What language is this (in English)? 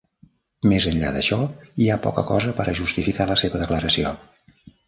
Catalan